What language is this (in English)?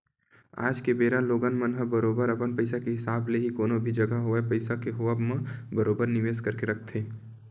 Chhattisgarhi